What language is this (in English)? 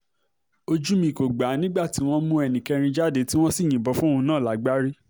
Yoruba